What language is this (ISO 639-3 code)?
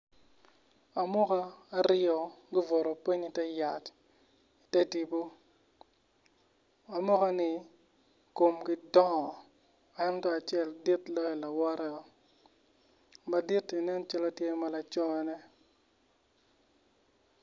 ach